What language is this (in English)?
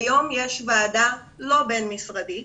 Hebrew